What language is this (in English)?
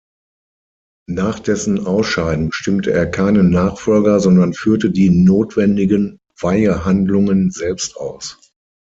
German